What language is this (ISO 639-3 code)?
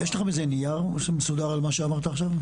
heb